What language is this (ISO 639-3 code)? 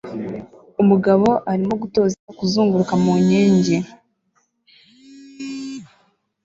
kin